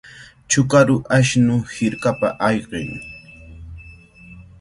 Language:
Cajatambo North Lima Quechua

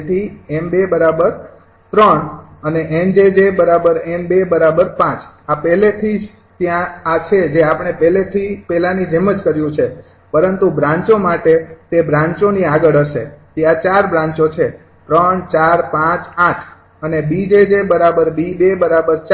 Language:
Gujarati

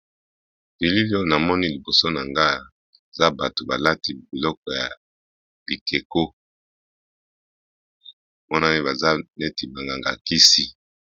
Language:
Lingala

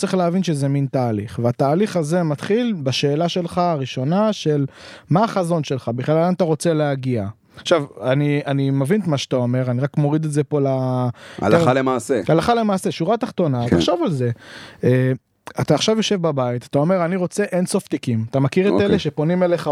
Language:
Hebrew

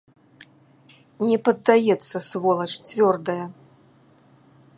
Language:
Belarusian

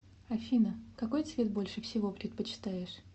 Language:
Russian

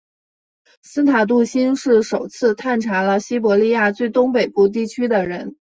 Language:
Chinese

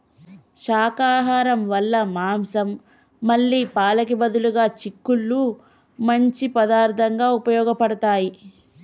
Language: Telugu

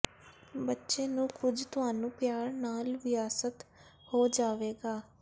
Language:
Punjabi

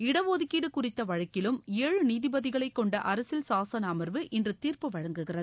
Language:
Tamil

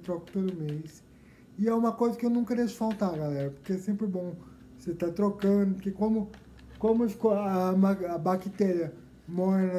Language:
Portuguese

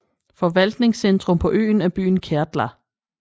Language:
Danish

